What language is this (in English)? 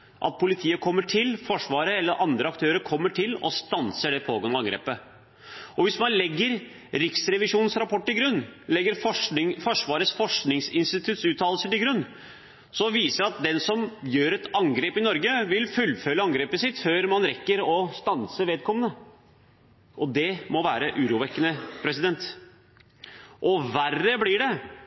Norwegian Bokmål